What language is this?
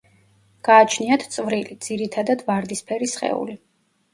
Georgian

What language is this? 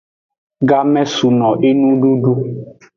Aja (Benin)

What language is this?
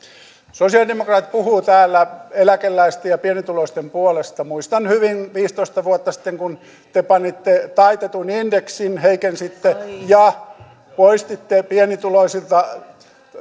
Finnish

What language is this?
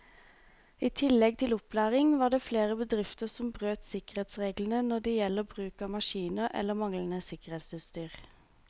Norwegian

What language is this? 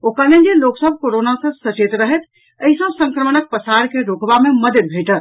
Maithili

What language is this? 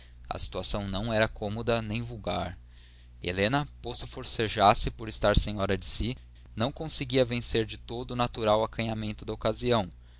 Portuguese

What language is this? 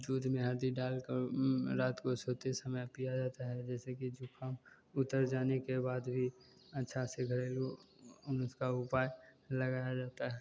Hindi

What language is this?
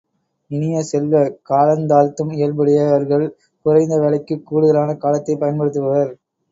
Tamil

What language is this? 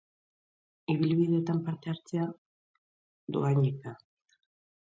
Basque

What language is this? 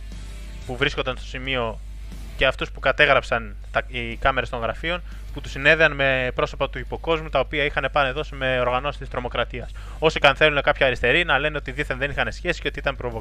Greek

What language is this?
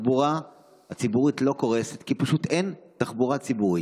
Hebrew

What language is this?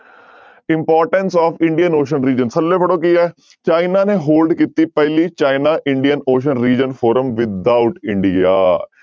Punjabi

